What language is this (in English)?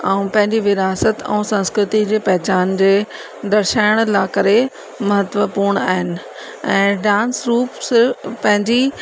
Sindhi